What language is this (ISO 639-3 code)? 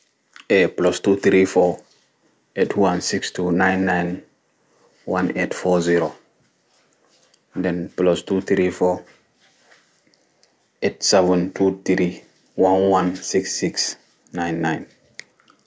ful